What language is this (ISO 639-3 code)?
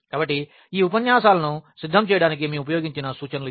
tel